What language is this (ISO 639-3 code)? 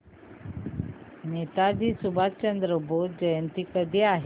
mar